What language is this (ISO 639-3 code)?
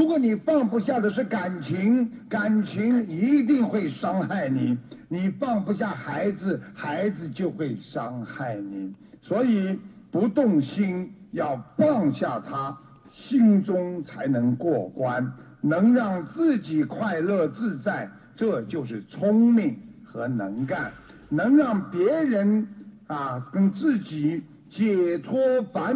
zho